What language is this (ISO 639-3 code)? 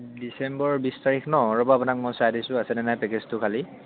asm